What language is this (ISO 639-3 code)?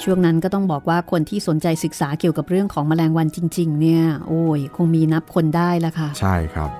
tha